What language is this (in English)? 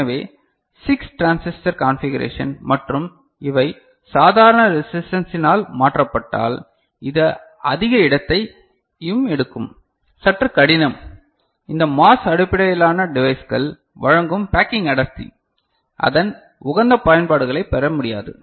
Tamil